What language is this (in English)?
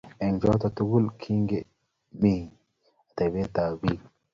Kalenjin